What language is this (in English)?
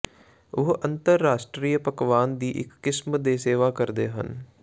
Punjabi